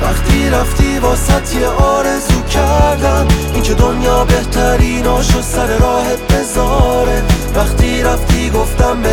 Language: Persian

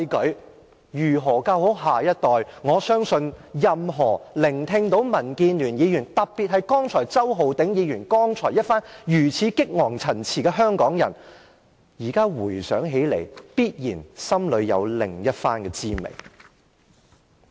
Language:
Cantonese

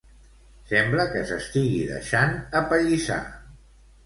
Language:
Catalan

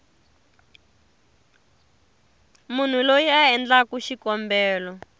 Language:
Tsonga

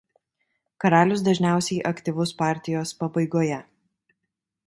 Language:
Lithuanian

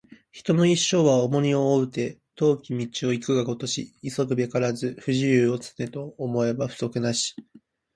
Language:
Japanese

